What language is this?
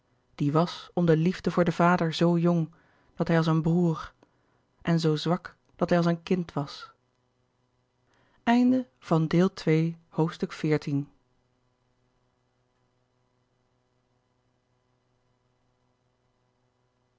Dutch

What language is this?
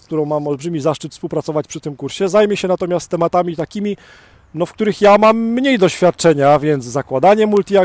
Polish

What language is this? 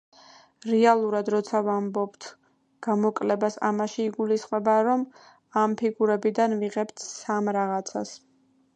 Georgian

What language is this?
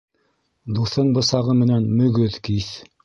Bashkir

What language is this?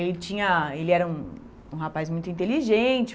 Portuguese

